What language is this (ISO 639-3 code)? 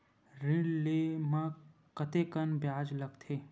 hne